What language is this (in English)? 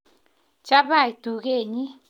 Kalenjin